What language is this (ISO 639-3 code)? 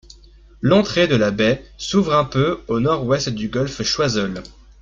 fra